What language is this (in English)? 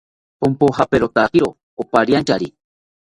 South Ucayali Ashéninka